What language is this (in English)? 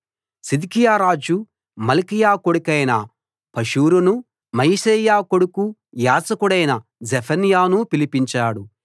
Telugu